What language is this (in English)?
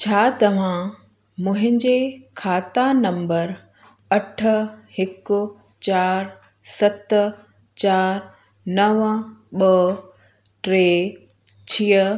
Sindhi